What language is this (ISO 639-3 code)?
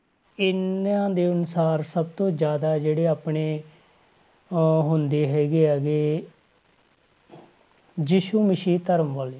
pan